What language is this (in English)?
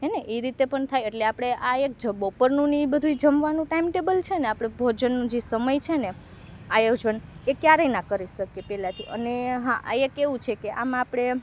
Gujarati